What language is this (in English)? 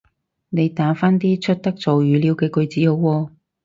Cantonese